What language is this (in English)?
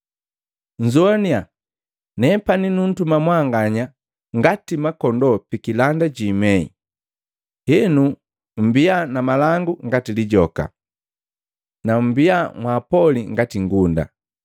Matengo